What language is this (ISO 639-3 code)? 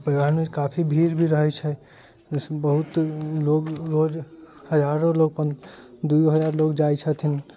mai